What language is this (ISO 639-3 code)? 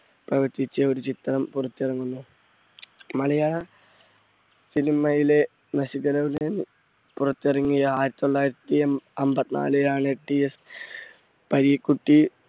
mal